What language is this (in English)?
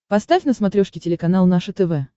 Russian